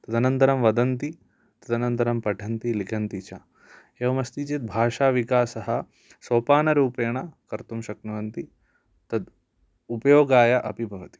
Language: Sanskrit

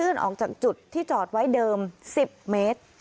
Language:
Thai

